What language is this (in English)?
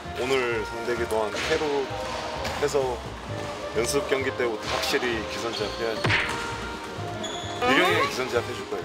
Korean